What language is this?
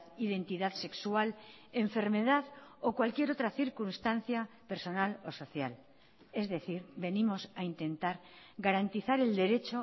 Spanish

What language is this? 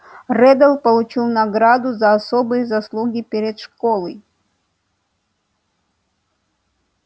Russian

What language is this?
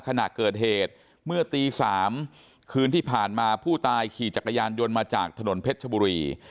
Thai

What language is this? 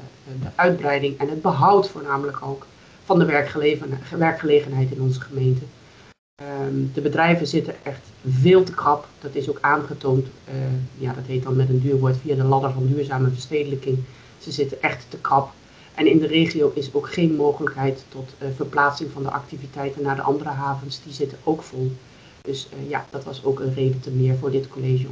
Dutch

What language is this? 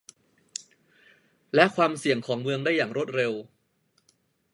Thai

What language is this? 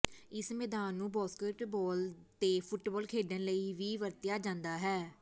Punjabi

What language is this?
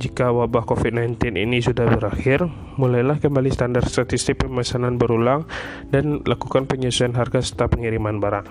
Indonesian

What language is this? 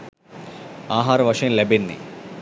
Sinhala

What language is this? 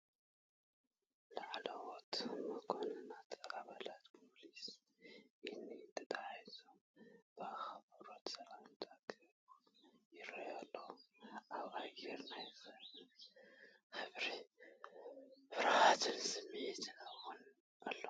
Tigrinya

